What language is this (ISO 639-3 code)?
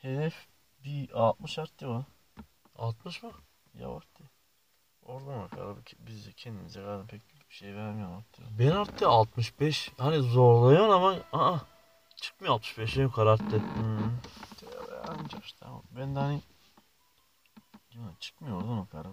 tur